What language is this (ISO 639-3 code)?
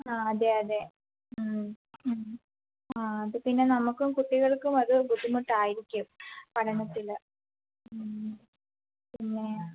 mal